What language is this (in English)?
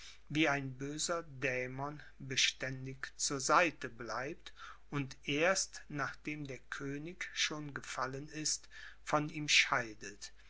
German